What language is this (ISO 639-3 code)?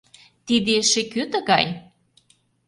chm